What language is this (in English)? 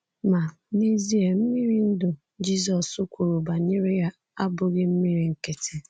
Igbo